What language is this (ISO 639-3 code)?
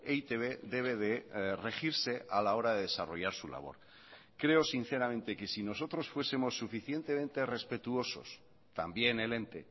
spa